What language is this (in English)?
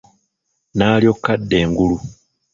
Ganda